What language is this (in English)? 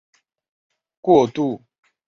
Chinese